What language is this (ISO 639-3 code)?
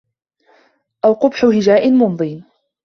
ara